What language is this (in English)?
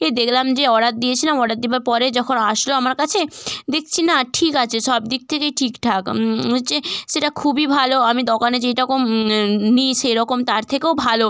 Bangla